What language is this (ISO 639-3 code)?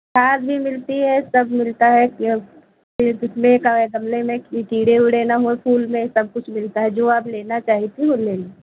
hin